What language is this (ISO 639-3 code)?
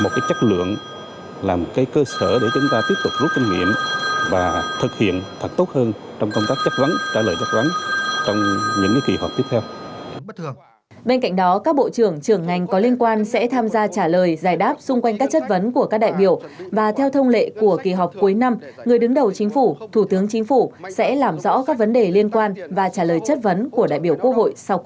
vie